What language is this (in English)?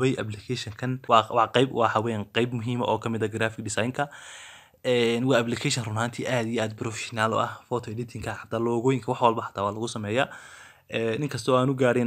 Arabic